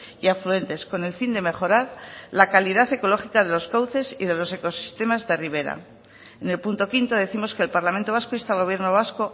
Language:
Spanish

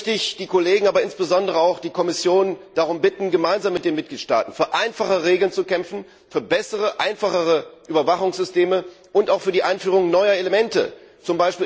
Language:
German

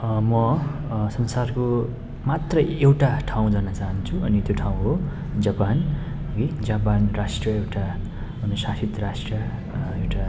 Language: Nepali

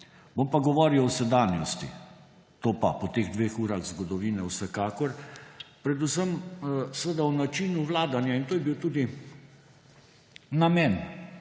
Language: Slovenian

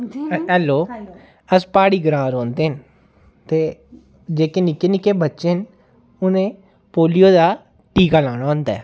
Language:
Dogri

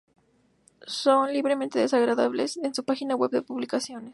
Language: Spanish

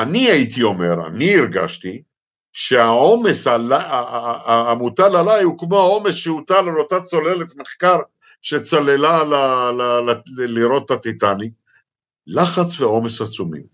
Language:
Hebrew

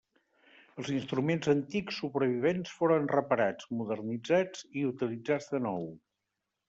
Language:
Catalan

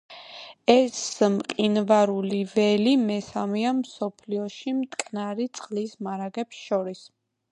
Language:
Georgian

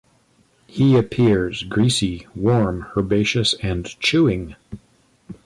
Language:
English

